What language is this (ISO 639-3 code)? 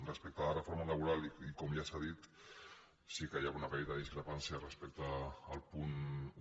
cat